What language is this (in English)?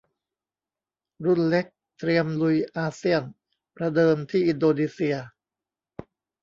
Thai